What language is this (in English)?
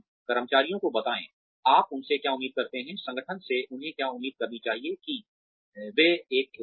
Hindi